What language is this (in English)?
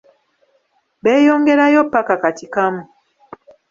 Ganda